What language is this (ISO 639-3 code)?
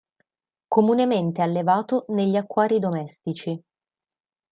ita